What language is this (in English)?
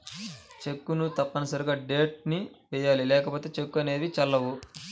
Telugu